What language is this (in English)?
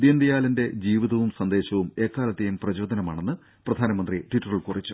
Malayalam